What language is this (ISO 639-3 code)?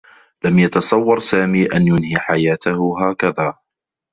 ara